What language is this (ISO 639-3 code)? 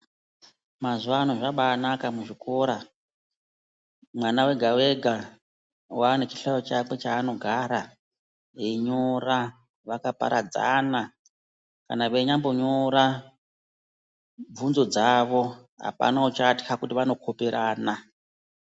ndc